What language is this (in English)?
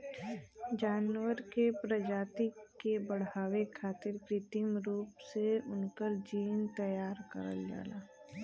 Bhojpuri